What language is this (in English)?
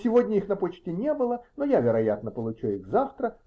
Russian